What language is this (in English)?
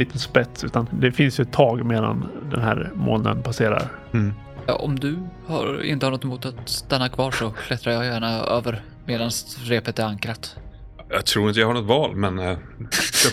Swedish